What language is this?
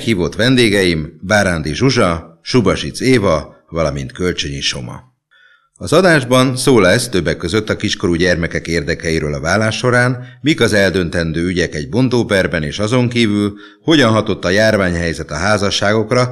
Hungarian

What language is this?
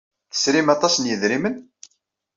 Kabyle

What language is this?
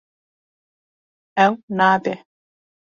Kurdish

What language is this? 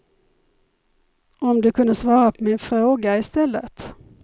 Swedish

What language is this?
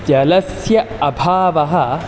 Sanskrit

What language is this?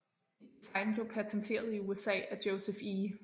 Danish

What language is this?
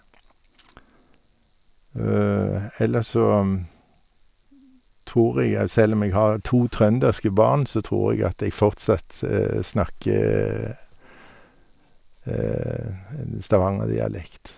Norwegian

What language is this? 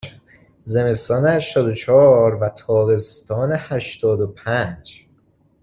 Persian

